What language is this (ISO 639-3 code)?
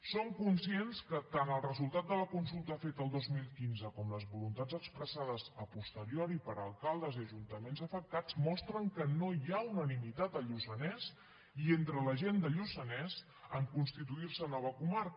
cat